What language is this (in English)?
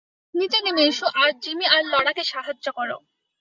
Bangla